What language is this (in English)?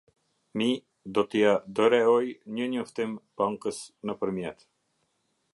Albanian